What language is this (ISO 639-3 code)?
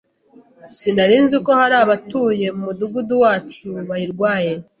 kin